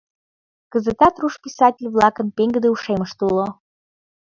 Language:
Mari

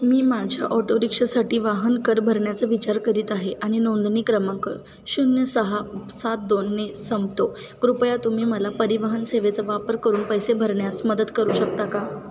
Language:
Marathi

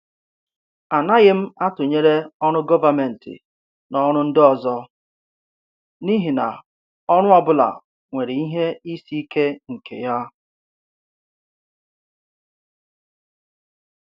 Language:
Igbo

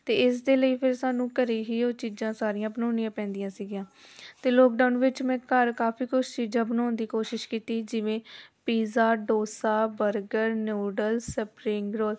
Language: Punjabi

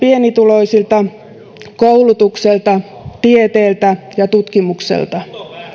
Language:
Finnish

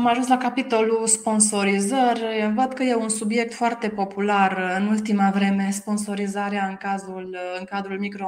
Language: Romanian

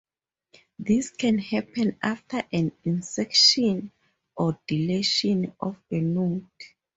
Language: English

